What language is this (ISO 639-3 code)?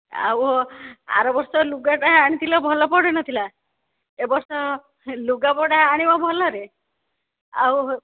ori